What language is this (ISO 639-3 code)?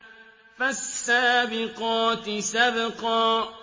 ara